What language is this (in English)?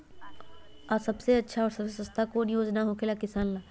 Magahi